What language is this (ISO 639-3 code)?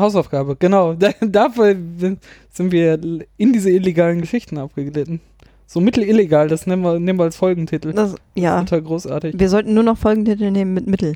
deu